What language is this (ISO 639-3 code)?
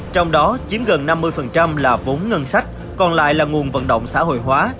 vie